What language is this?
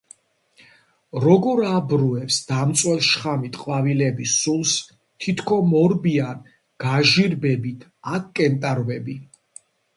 Georgian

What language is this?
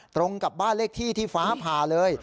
Thai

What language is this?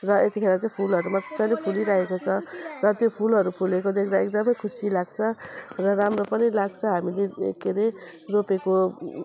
Nepali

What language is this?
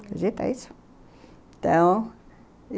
Portuguese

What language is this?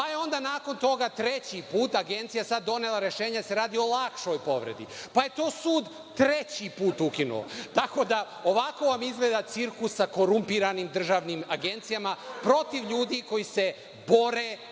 Serbian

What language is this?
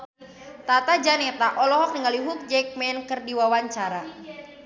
Sundanese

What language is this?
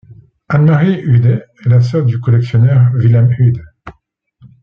French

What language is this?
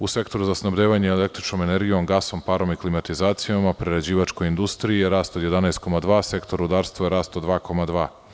Serbian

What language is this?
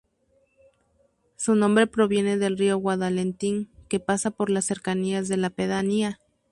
Spanish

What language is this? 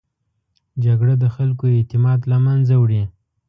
Pashto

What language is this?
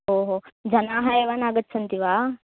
Sanskrit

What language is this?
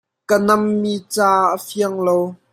Hakha Chin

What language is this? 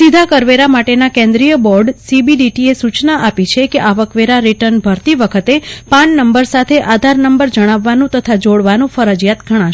Gujarati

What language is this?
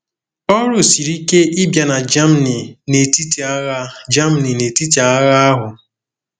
Igbo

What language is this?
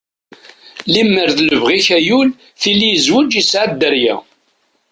Kabyle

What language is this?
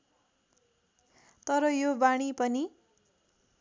Nepali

